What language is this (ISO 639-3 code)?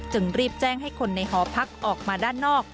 tha